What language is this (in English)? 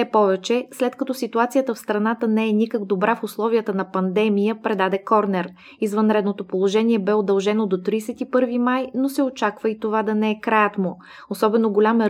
Bulgarian